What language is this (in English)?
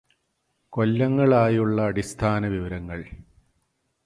Malayalam